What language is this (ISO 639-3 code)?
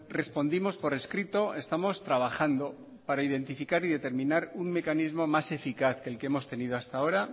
spa